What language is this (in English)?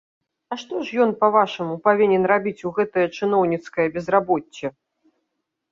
Belarusian